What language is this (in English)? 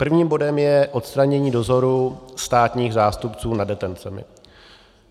Czech